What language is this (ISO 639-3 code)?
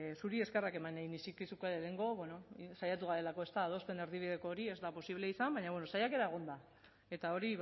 eus